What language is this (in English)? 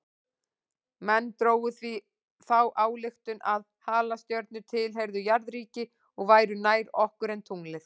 Icelandic